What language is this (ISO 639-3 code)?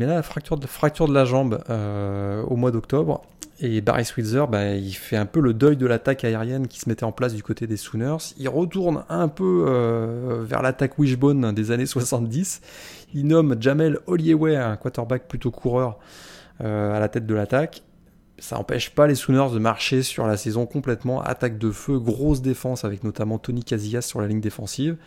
fra